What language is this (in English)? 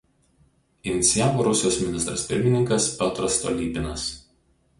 Lithuanian